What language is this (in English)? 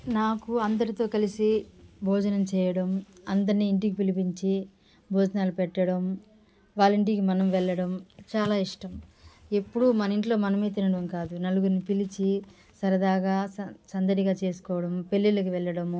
Telugu